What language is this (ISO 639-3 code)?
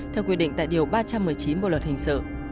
vie